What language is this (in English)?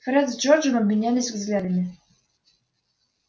Russian